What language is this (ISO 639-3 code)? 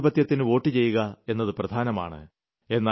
mal